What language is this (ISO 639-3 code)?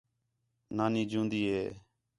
xhe